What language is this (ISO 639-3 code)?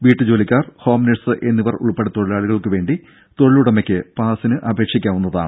mal